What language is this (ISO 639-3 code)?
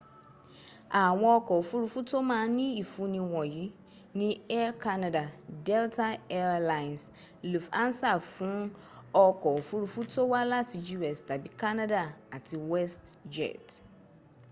yor